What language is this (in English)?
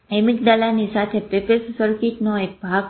Gujarati